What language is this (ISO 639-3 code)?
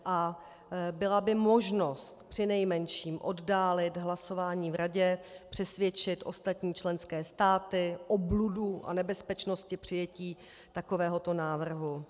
ces